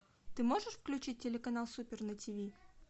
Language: Russian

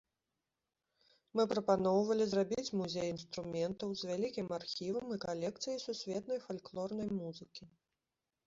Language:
Belarusian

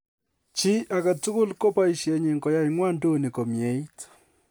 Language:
Kalenjin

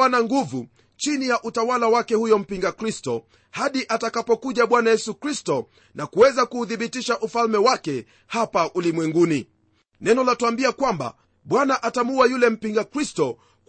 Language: Swahili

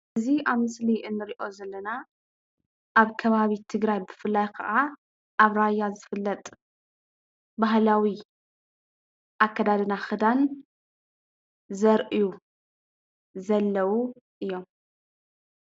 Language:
Tigrinya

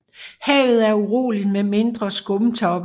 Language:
Danish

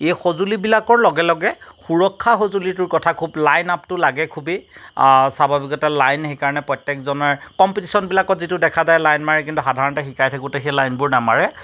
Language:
Assamese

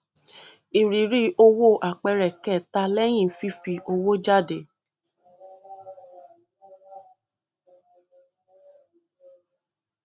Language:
Yoruba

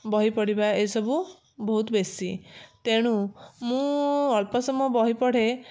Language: Odia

